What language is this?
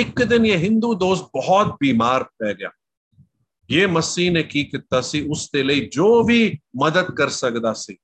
Hindi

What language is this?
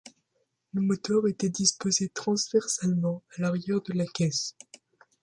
French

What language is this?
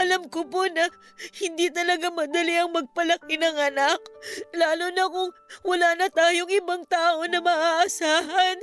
Filipino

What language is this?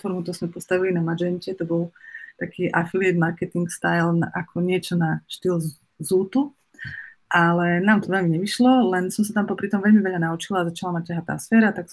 Slovak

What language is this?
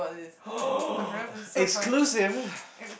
English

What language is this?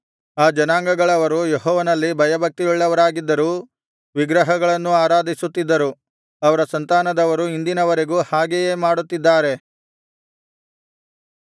Kannada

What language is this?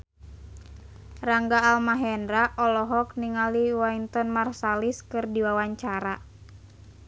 Sundanese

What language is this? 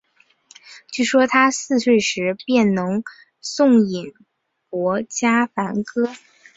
Chinese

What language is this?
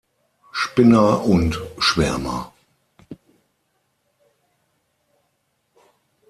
German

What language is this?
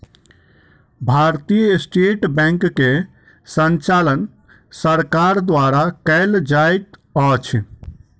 Maithili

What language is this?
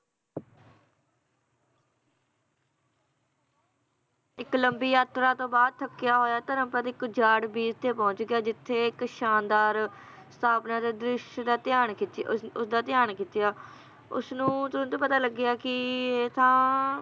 Punjabi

